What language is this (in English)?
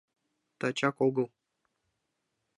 Mari